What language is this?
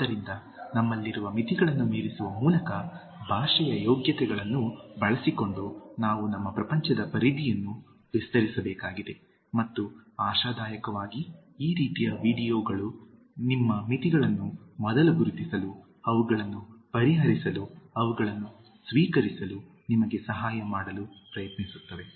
Kannada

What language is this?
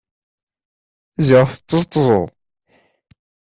Kabyle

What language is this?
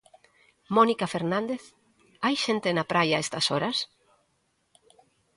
Galician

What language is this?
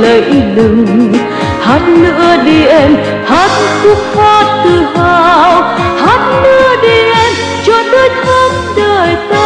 Vietnamese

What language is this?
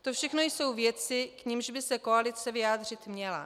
Czech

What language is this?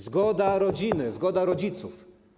Polish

